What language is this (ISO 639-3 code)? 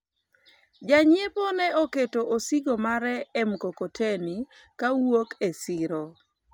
luo